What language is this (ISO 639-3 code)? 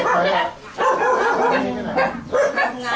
tha